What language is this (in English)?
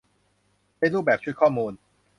Thai